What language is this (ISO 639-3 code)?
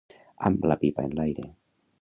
cat